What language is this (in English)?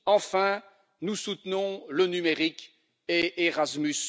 French